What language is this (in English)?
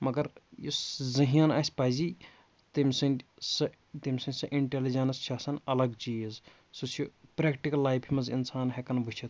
Kashmiri